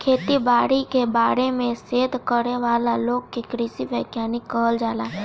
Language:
Bhojpuri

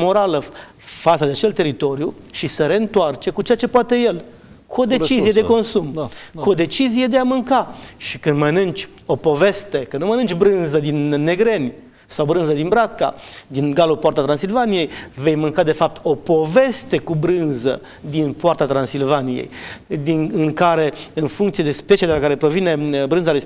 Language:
Romanian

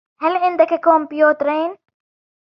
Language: Arabic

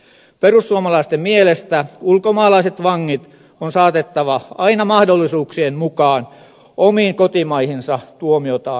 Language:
Finnish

